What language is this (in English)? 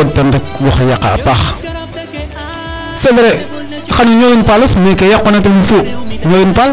Serer